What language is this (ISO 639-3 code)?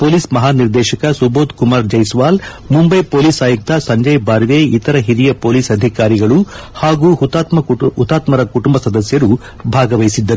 kan